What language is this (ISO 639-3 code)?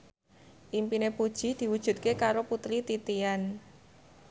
jav